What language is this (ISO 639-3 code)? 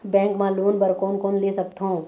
hne